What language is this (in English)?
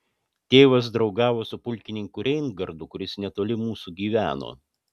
Lithuanian